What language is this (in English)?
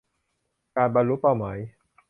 Thai